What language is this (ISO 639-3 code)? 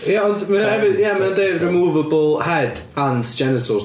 cym